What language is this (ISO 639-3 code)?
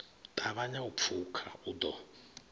ven